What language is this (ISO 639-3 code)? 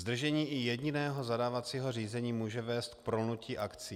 ces